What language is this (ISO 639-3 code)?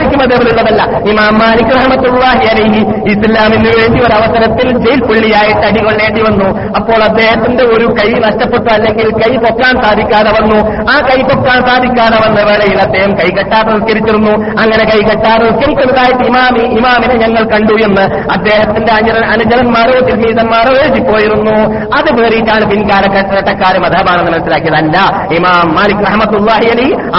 mal